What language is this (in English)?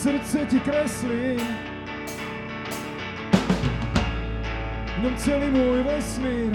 Slovak